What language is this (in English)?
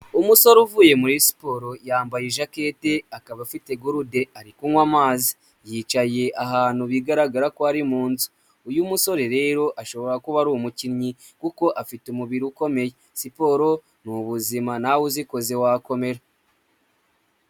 Kinyarwanda